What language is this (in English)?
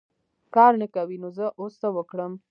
Pashto